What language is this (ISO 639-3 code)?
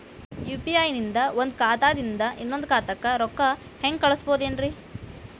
kan